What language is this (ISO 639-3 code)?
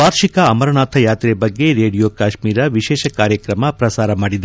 kan